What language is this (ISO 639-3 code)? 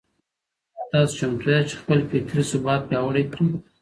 pus